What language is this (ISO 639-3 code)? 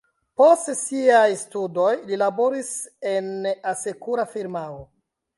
epo